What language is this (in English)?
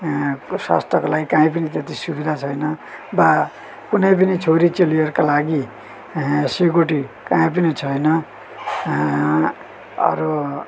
Nepali